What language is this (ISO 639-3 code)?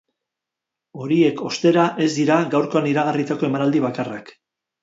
eus